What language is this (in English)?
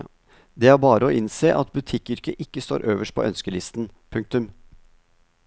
Norwegian